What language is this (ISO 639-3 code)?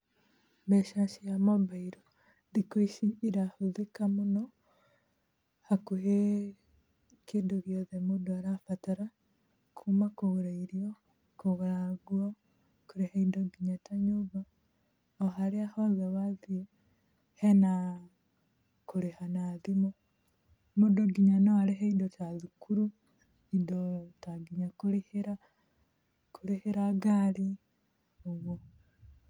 kik